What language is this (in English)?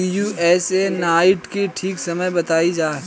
Bhojpuri